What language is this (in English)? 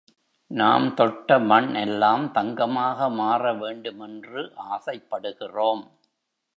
Tamil